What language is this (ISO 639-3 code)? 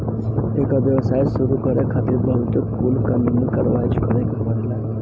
bho